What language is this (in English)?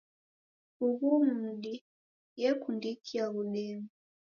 Taita